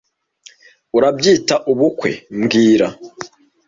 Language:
Kinyarwanda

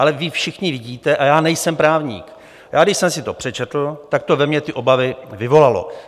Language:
Czech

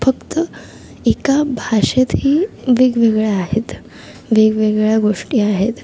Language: Marathi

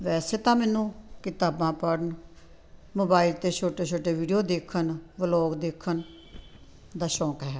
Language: Punjabi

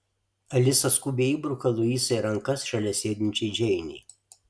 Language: Lithuanian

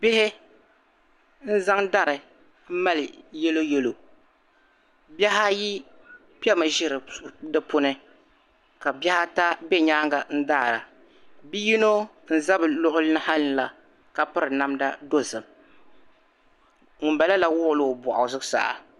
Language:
Dagbani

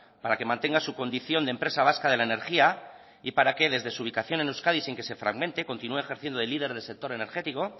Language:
Spanish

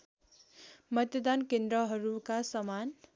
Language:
Nepali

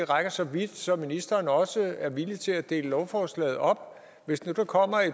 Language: Danish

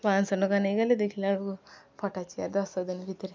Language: Odia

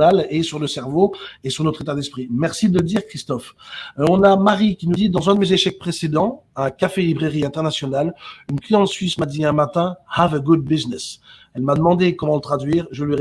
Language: French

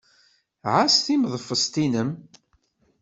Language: Kabyle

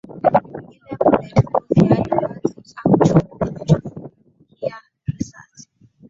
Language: Swahili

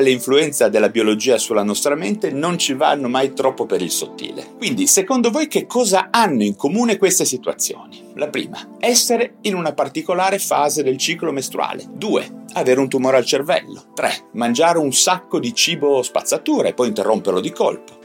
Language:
Italian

